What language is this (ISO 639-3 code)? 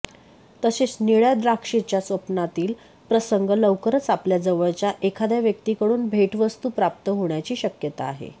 mar